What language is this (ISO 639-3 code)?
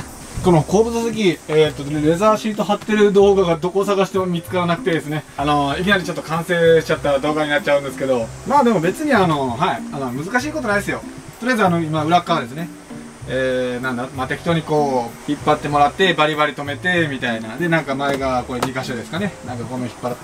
jpn